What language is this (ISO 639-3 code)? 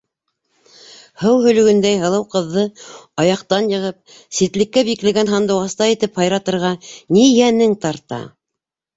bak